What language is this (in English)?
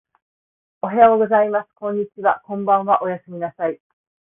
Japanese